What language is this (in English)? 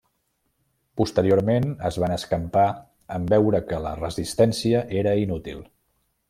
Catalan